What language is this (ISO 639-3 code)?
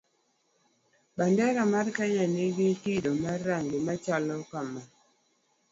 luo